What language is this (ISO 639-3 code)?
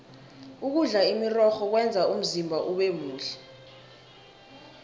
nbl